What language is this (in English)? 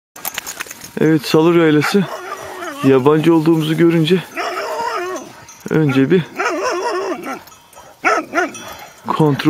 Turkish